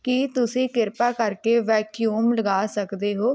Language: Punjabi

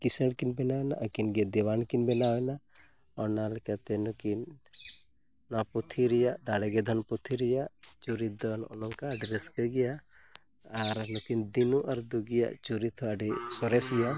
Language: Santali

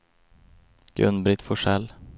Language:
Swedish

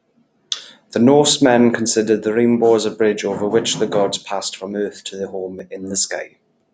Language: English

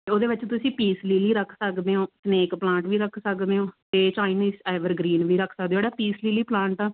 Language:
Punjabi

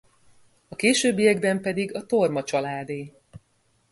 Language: Hungarian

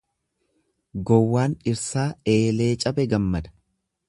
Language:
Oromo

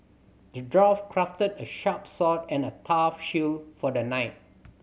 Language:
English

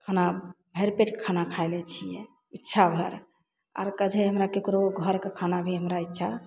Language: Maithili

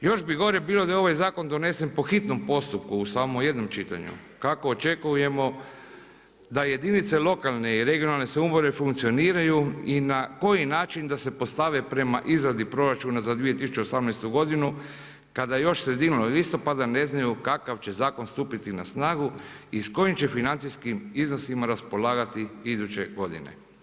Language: Croatian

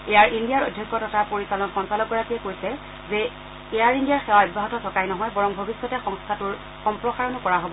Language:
Assamese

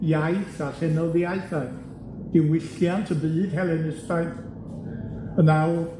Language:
Welsh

